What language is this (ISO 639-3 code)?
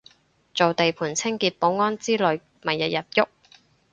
yue